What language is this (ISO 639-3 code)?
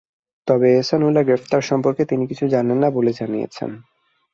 ben